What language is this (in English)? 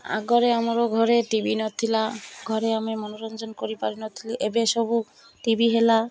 Odia